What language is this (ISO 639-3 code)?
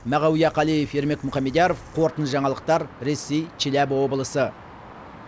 kaz